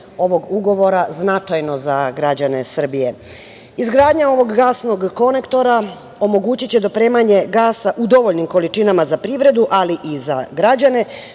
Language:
Serbian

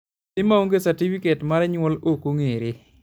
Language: Luo (Kenya and Tanzania)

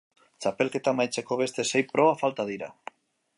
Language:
Basque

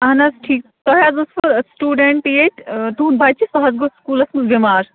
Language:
Kashmiri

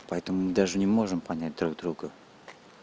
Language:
Russian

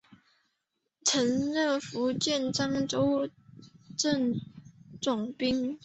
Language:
Chinese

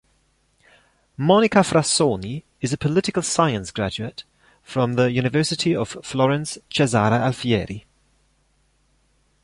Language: English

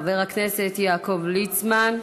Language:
Hebrew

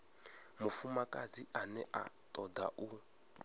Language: Venda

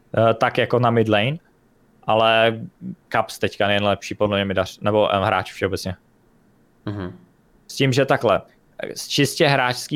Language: Czech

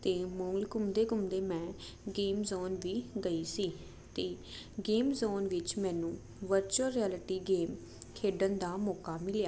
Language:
Punjabi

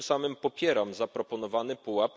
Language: Polish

